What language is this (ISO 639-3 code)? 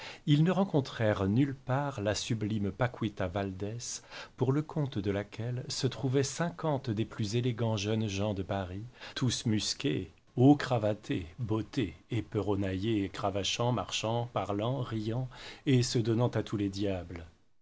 fra